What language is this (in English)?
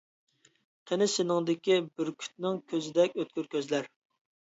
Uyghur